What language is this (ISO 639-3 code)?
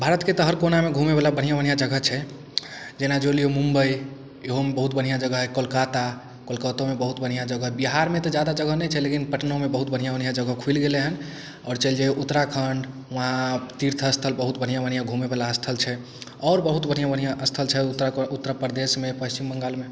mai